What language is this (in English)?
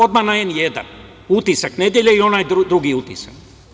Serbian